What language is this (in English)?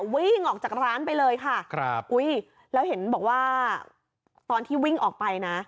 Thai